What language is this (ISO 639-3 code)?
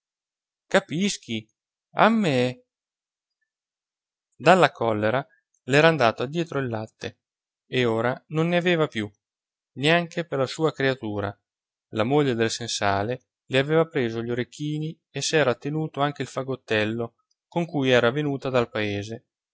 ita